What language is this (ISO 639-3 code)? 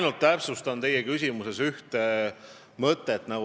est